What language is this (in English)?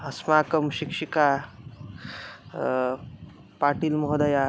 Sanskrit